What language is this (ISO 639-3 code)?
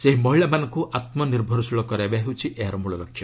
ori